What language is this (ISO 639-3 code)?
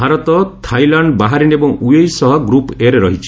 ori